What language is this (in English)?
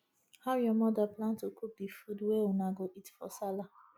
Nigerian Pidgin